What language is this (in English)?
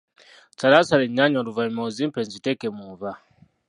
Ganda